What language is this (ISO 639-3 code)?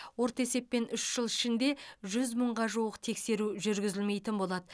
kaz